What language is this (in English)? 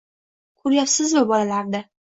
Uzbek